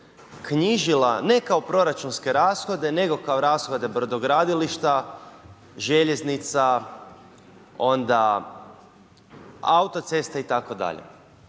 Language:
Croatian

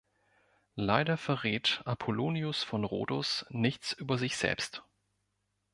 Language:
German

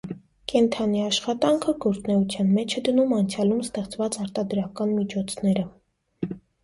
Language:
Armenian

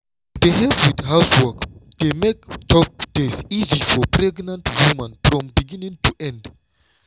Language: Nigerian Pidgin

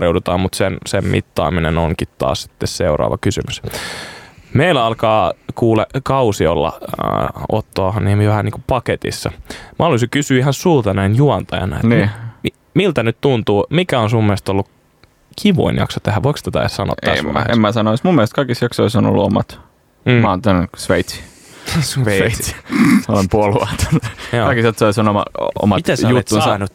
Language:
Finnish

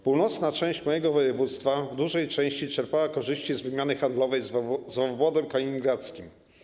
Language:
Polish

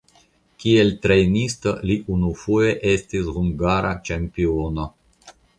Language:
Esperanto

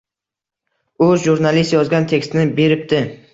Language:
Uzbek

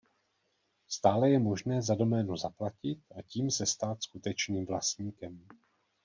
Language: Czech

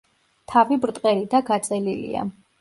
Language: Georgian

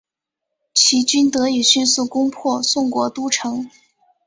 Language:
Chinese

